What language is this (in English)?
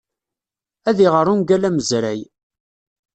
Kabyle